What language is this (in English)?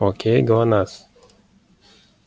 Russian